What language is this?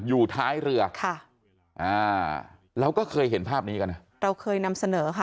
Thai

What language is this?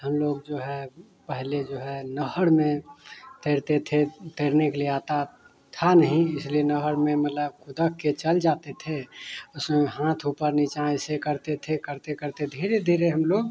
Hindi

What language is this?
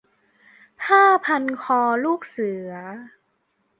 Thai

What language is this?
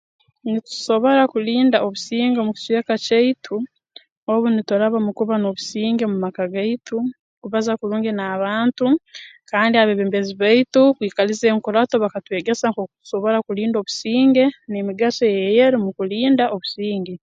Tooro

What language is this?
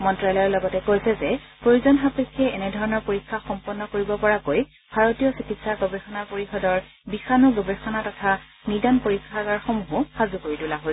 Assamese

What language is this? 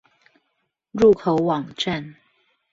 Chinese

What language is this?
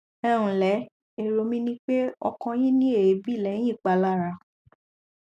Yoruba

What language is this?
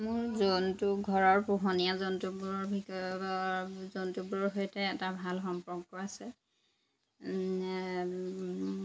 Assamese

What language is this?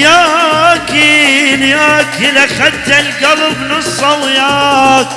Arabic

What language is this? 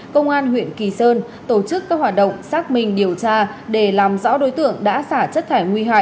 Vietnamese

